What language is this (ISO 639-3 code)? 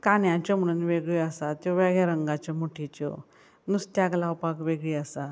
kok